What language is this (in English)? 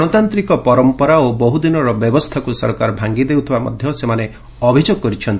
Odia